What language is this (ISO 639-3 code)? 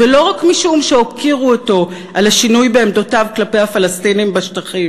heb